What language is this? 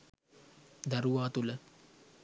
Sinhala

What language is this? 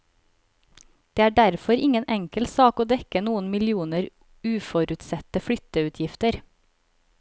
Norwegian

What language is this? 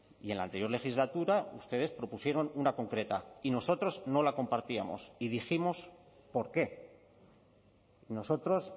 Spanish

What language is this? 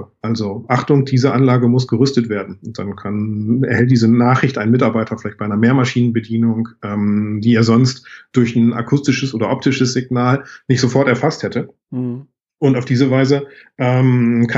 German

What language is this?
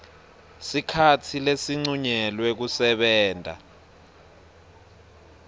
Swati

